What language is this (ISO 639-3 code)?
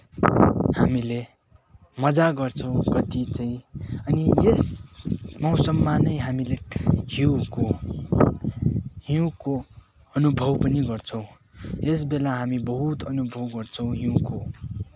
nep